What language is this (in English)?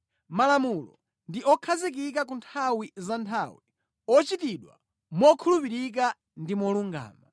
Nyanja